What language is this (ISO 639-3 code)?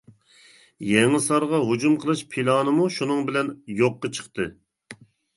uig